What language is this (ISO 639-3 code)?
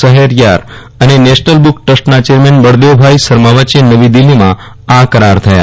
guj